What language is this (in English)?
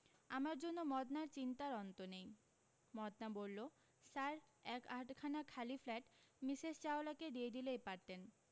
Bangla